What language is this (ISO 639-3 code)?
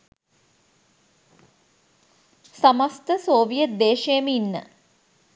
sin